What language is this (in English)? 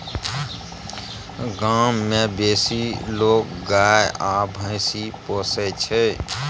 Maithili